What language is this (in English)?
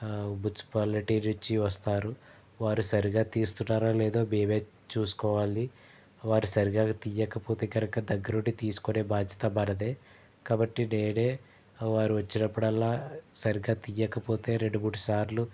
Telugu